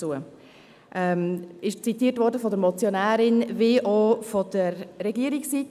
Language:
Swiss German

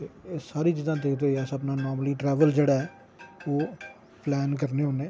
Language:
Dogri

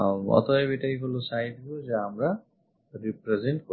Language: Bangla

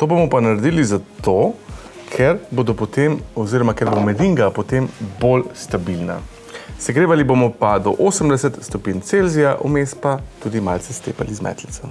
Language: Slovenian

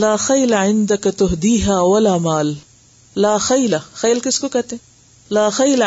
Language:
Urdu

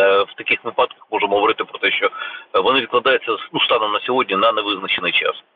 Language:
Ukrainian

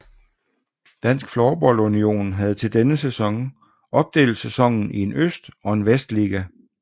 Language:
Danish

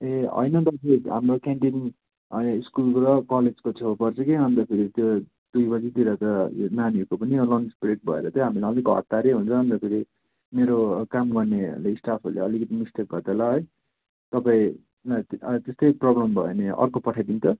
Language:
Nepali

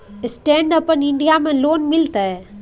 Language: Maithili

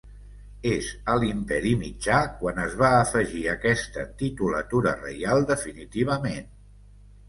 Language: Catalan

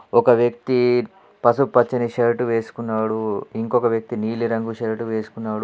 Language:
Telugu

